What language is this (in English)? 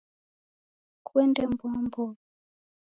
Taita